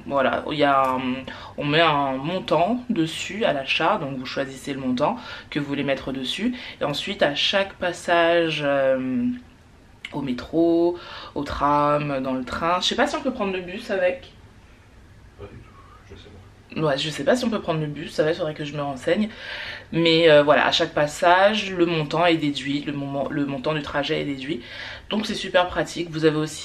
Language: French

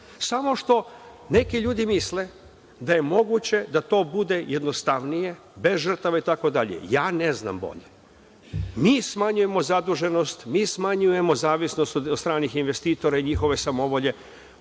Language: Serbian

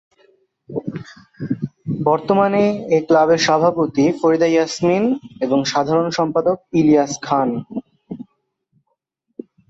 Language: Bangla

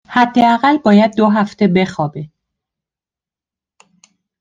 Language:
Persian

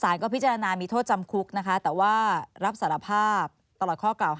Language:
Thai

